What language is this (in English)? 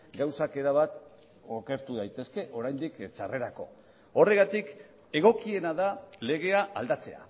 Basque